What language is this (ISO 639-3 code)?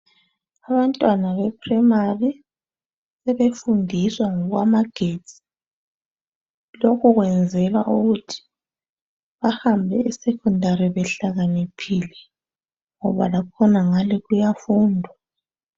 nde